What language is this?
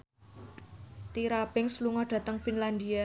Javanese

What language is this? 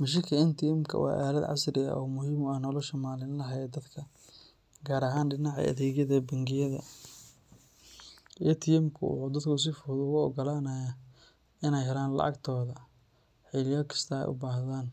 Somali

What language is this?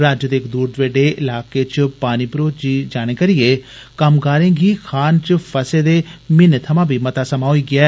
Dogri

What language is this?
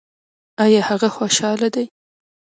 Pashto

